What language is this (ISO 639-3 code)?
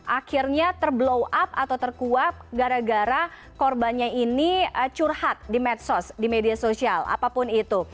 ind